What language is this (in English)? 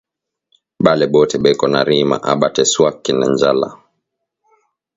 Swahili